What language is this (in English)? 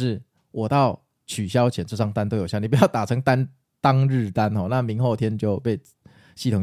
Chinese